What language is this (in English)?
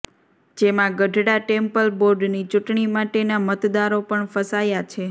Gujarati